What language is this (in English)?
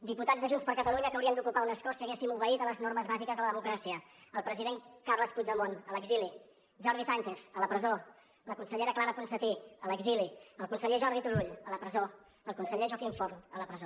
Catalan